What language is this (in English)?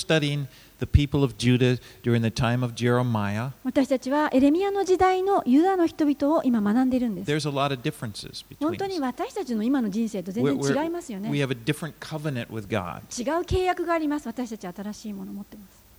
Japanese